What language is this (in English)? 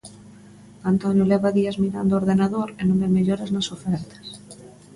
Galician